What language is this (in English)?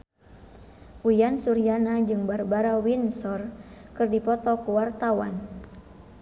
Sundanese